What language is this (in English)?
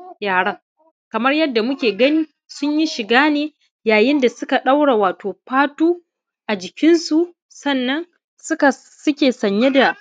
Hausa